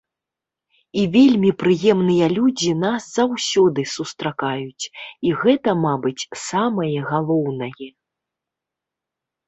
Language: Belarusian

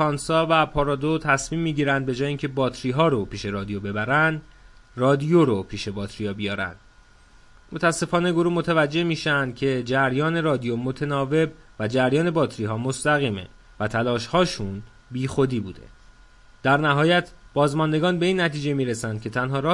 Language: Persian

